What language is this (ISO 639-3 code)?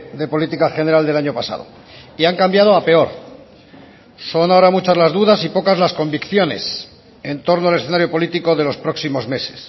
spa